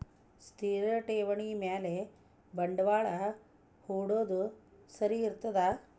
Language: Kannada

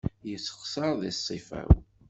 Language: Kabyle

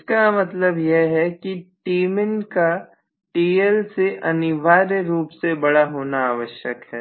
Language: Hindi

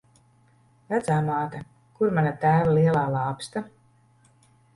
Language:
Latvian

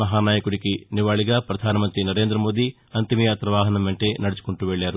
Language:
Telugu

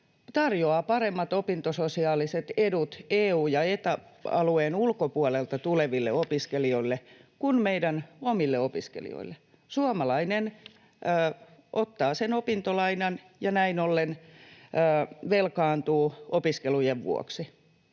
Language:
Finnish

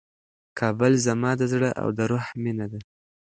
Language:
Pashto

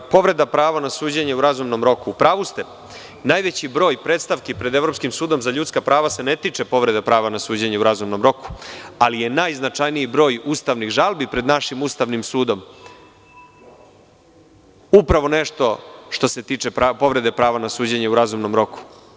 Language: Serbian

